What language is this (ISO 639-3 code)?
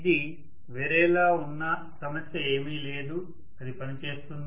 tel